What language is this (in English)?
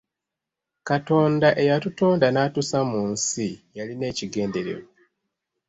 Ganda